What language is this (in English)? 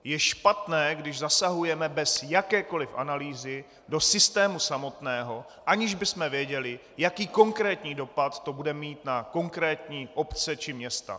Czech